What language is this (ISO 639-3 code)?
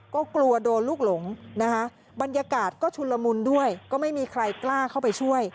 tha